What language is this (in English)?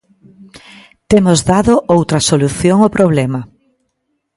Galician